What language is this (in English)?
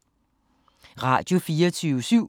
Danish